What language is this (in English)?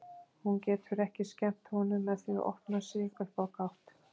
Icelandic